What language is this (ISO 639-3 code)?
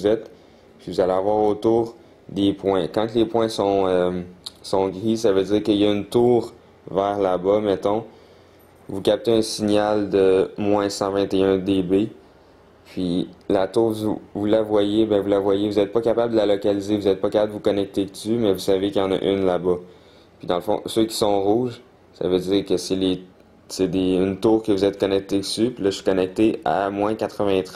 fra